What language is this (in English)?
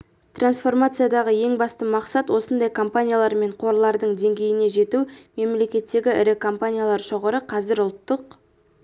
Kazakh